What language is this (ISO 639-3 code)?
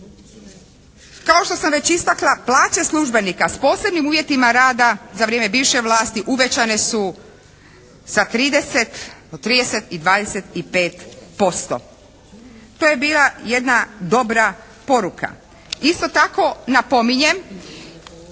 hrv